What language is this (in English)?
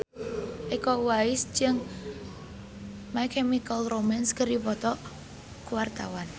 Sundanese